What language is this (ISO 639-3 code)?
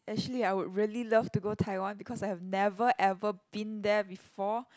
eng